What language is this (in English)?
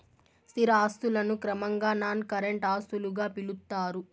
Telugu